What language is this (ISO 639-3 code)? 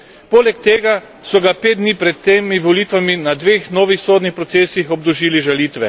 slv